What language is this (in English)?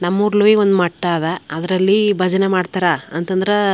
Kannada